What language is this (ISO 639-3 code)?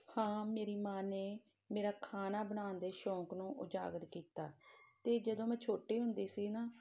pan